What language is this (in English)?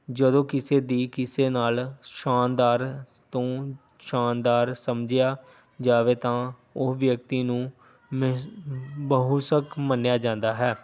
Punjabi